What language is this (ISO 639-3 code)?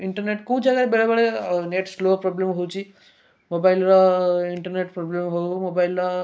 ori